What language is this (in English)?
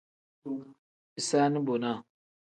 Tem